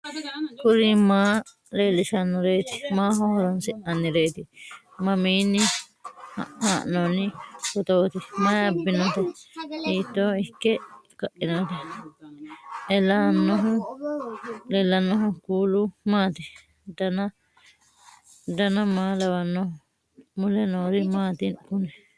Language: Sidamo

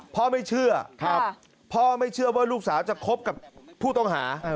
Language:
Thai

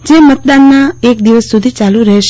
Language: Gujarati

